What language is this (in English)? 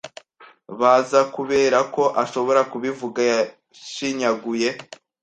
Kinyarwanda